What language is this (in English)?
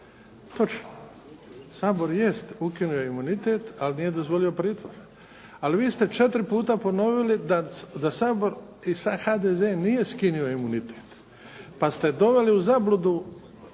Croatian